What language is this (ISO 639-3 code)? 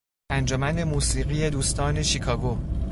fas